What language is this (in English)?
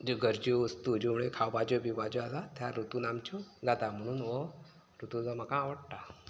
Konkani